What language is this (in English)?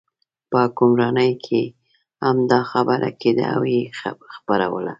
Pashto